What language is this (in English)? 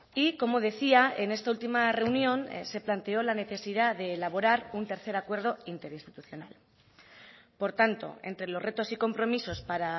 Spanish